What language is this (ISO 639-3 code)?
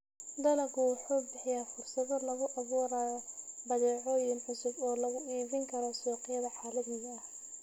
som